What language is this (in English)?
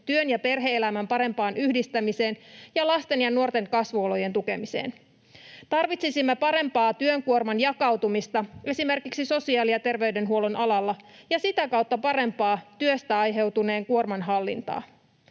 Finnish